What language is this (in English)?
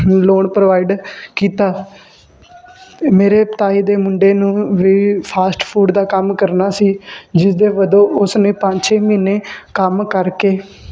Punjabi